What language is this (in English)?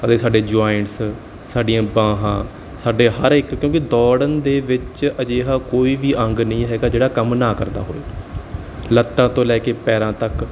Punjabi